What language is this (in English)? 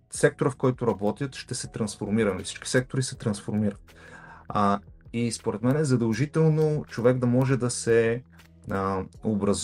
Bulgarian